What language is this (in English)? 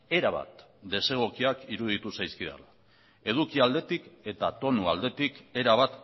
Basque